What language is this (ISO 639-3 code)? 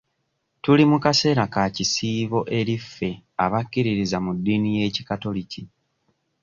lug